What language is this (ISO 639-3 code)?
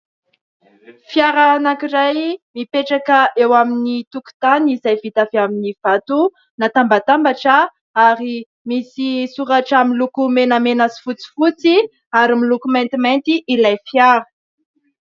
mlg